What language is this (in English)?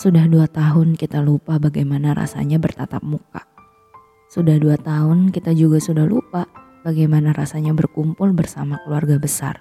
Indonesian